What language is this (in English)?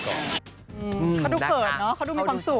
Thai